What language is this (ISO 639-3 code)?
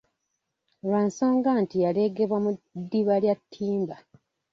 lug